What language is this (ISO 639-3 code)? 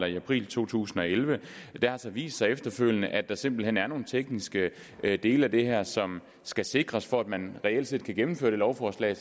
dan